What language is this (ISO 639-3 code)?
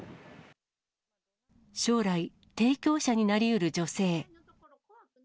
jpn